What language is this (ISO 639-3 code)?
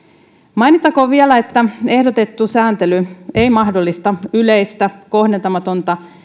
fin